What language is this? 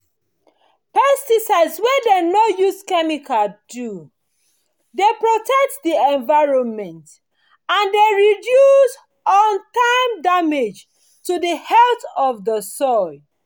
Nigerian Pidgin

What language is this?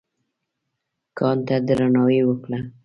Pashto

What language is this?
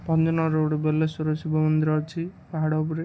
Odia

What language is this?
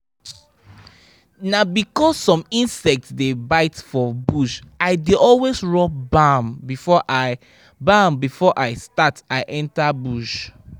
Nigerian Pidgin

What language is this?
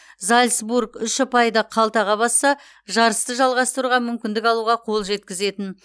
Kazakh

